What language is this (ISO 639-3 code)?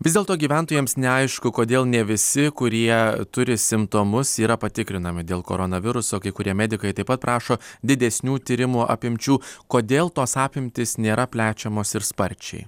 lit